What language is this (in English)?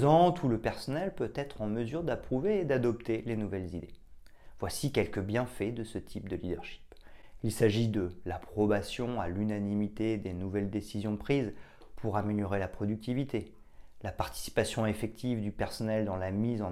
French